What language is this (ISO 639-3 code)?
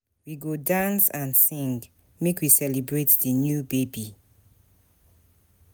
pcm